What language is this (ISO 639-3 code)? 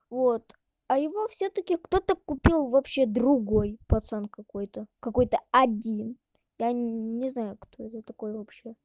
rus